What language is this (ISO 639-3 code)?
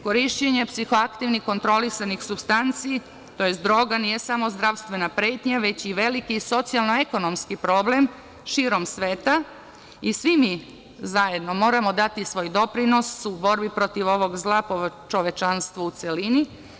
srp